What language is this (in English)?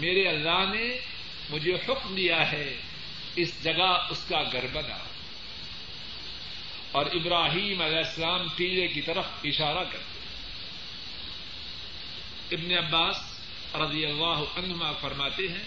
Urdu